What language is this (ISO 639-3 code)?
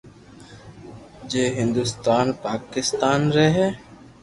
lrk